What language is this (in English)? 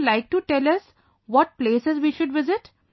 English